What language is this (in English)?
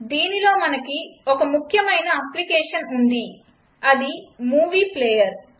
Telugu